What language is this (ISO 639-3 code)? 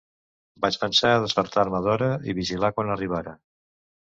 cat